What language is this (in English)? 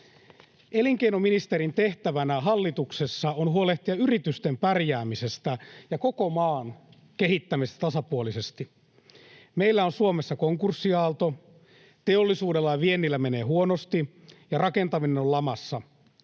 Finnish